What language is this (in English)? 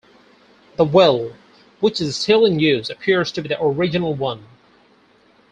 English